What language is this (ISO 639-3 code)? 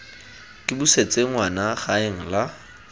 tsn